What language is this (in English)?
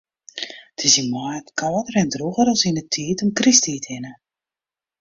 Western Frisian